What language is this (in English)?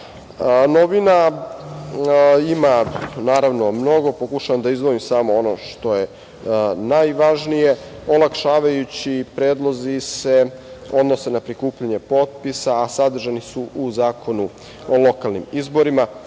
Serbian